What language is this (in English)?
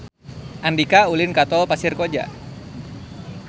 Sundanese